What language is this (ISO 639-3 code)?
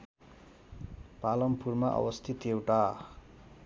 nep